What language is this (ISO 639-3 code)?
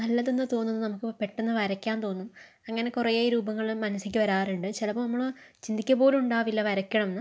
mal